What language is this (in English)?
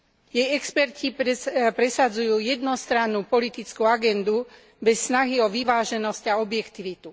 Slovak